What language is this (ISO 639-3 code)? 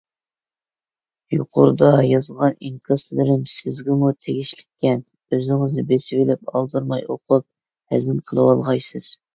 uig